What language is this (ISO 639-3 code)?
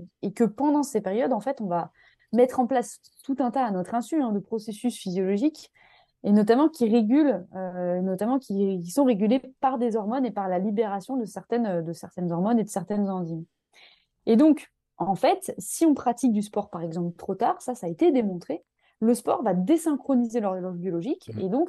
fra